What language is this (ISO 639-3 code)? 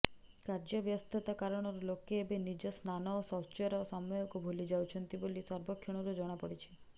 ori